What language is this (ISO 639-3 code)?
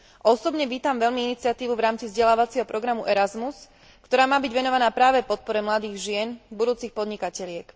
slk